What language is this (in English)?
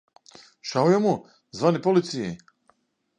Latvian